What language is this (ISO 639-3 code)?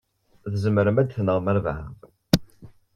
kab